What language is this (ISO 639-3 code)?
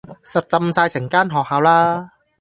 yue